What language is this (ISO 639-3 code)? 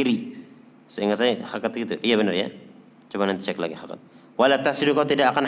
ind